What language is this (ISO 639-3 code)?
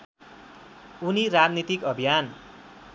nep